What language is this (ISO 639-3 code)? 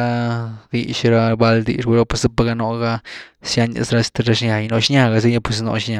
ztu